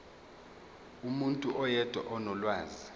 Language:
Zulu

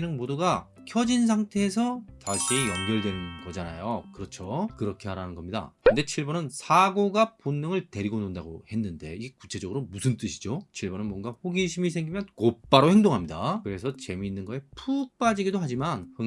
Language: Korean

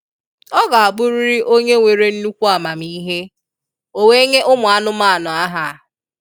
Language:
Igbo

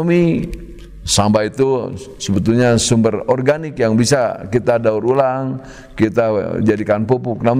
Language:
Indonesian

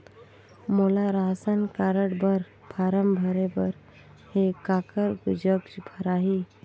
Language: Chhattisgarhi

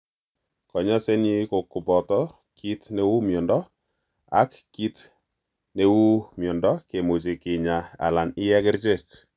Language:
Kalenjin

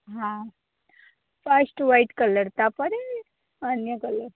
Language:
Odia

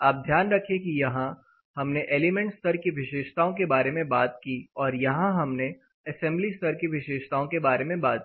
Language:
Hindi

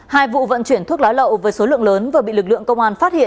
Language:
Vietnamese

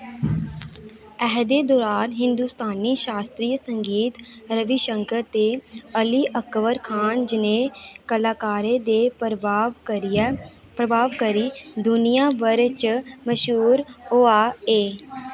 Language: Dogri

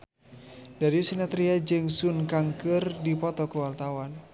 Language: Sundanese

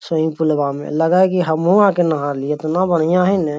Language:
Magahi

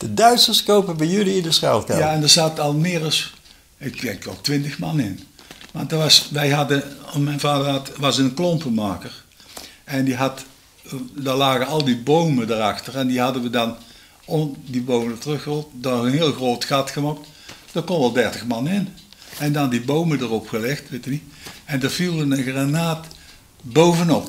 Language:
Dutch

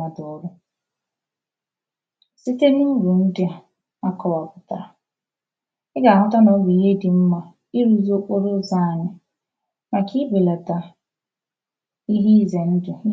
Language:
Igbo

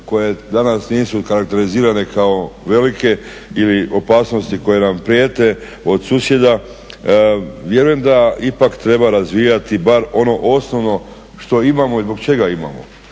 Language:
Croatian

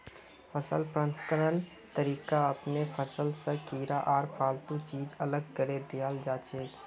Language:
Magahi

